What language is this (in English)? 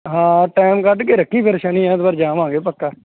Punjabi